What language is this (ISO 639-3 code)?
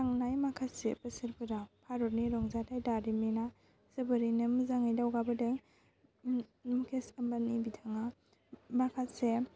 brx